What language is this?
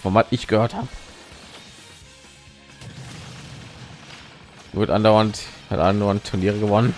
German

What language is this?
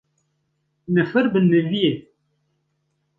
Kurdish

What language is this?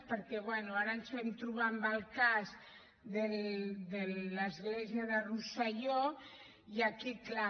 Catalan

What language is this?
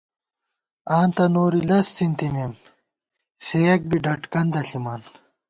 Gawar-Bati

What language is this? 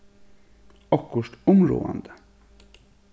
Faroese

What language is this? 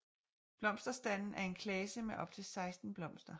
Danish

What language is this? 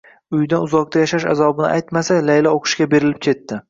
Uzbek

